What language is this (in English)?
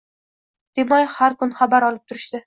Uzbek